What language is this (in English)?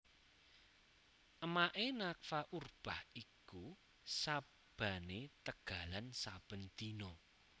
Javanese